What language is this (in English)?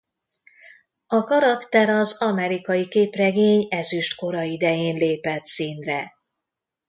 Hungarian